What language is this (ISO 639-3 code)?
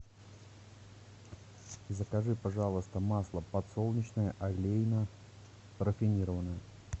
rus